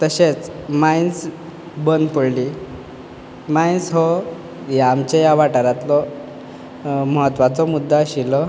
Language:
Konkani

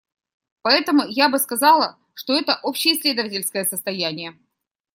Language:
Russian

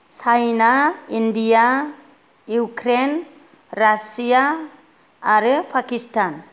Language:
Bodo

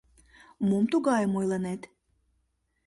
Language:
Mari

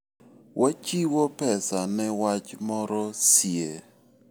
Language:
Luo (Kenya and Tanzania)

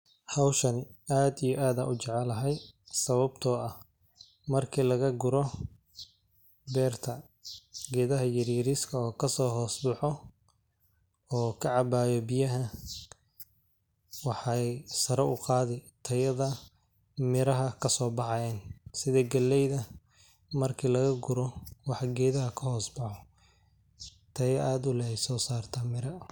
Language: Somali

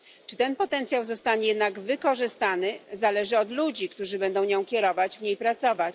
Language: Polish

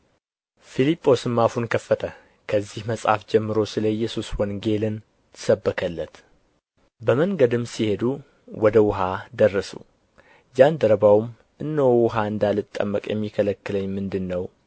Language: Amharic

